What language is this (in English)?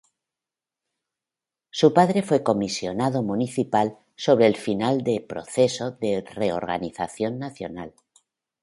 Spanish